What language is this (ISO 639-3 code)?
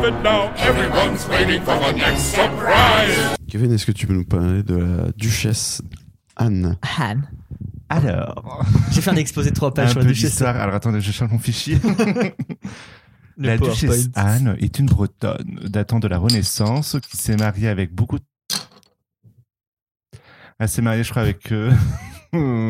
fra